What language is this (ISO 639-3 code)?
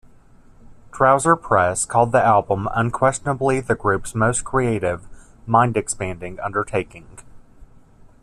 eng